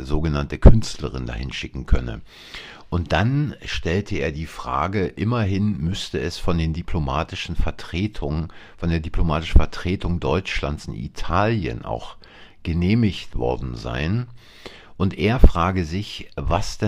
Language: German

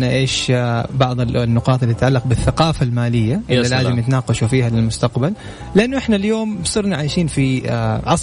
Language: Arabic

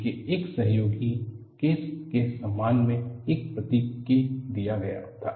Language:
Hindi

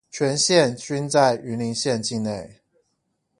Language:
Chinese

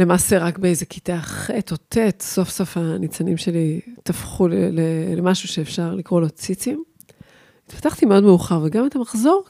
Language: Hebrew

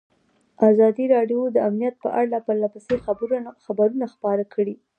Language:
Pashto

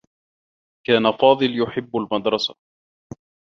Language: Arabic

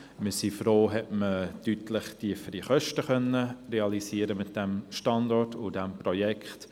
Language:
Swiss German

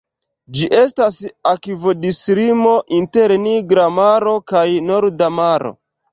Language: Esperanto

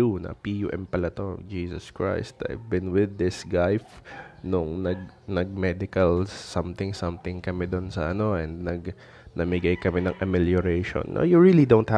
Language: Filipino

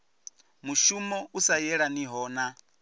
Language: Venda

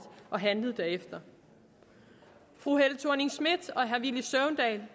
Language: Danish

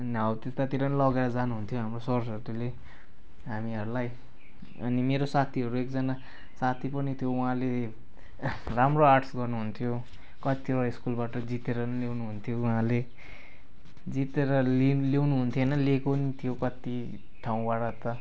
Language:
Nepali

